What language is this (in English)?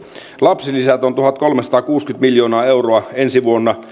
Finnish